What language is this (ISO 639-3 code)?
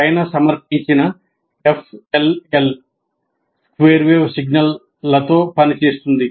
tel